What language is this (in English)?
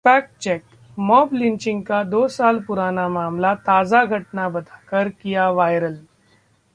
Hindi